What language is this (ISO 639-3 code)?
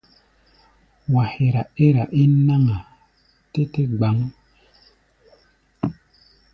gba